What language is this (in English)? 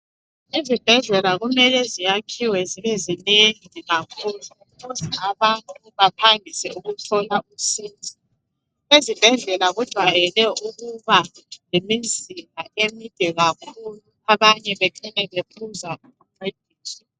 North Ndebele